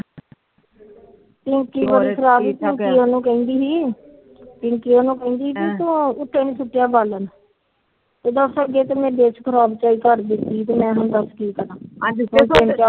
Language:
Punjabi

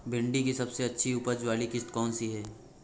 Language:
Hindi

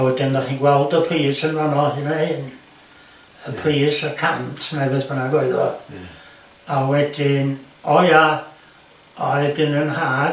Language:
Welsh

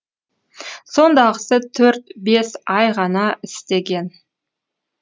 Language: Kazakh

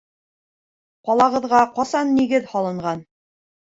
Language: Bashkir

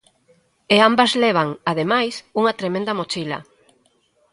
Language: Galician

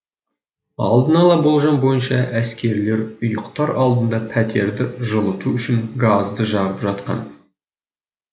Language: Kazakh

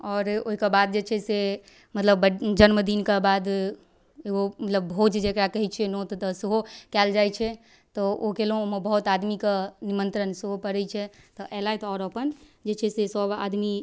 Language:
Maithili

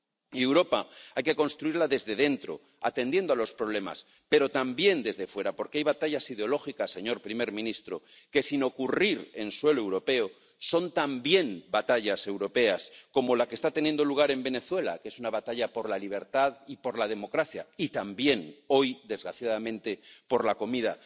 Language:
Spanish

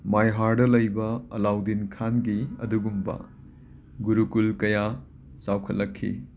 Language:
Manipuri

